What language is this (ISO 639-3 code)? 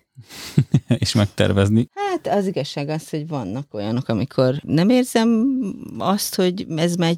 hun